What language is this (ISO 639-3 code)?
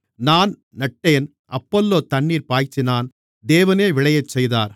tam